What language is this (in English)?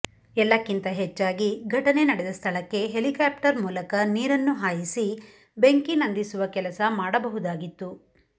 Kannada